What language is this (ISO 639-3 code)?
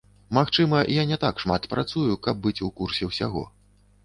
bel